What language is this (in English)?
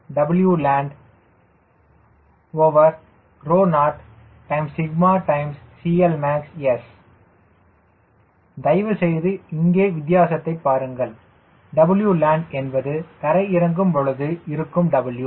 Tamil